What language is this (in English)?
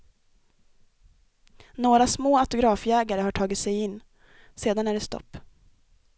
Swedish